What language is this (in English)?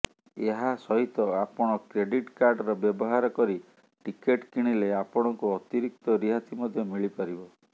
Odia